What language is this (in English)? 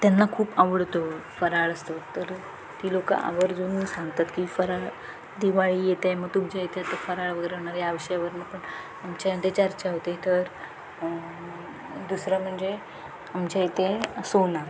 Marathi